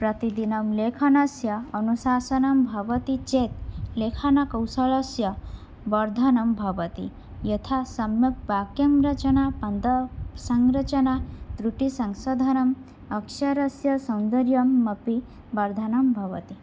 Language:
Sanskrit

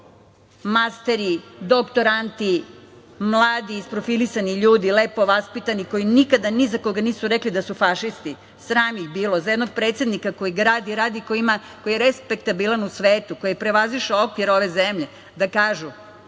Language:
Serbian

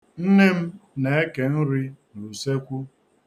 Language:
Igbo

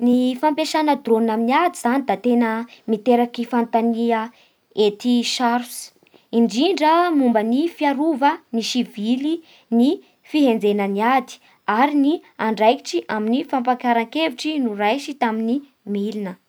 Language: Bara Malagasy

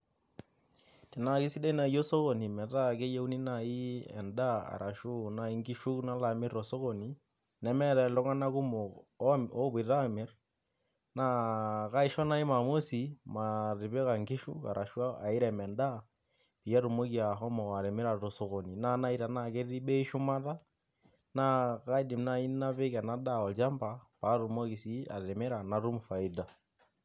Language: Masai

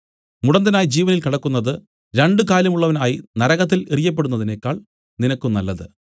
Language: Malayalam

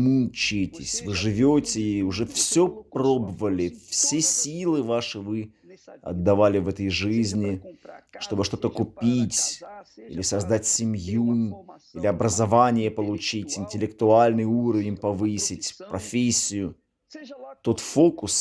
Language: Russian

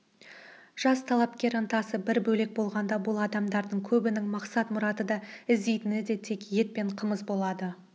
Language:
Kazakh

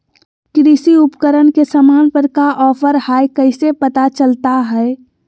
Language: Magahi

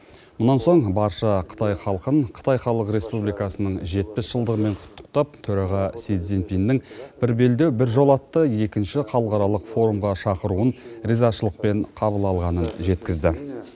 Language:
Kazakh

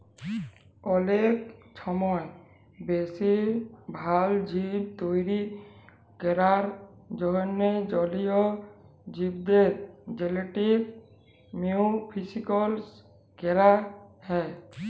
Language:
Bangla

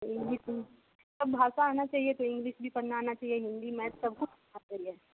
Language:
Hindi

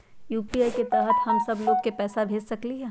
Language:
Magahi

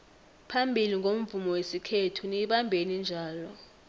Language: South Ndebele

